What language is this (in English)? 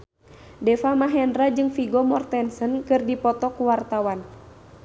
Sundanese